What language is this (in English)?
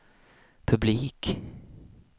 Swedish